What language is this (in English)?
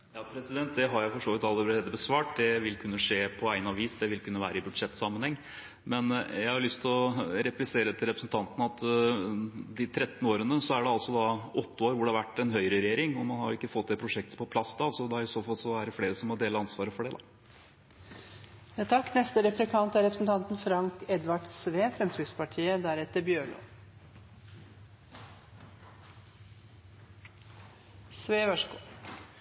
Norwegian